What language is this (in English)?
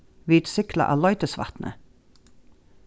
Faroese